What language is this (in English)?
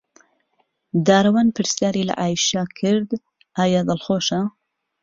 Central Kurdish